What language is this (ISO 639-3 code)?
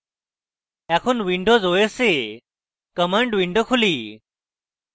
ben